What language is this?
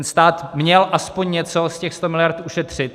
Czech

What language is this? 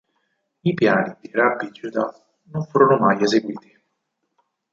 Italian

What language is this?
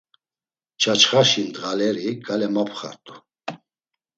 Laz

